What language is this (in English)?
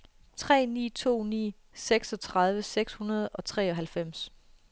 Danish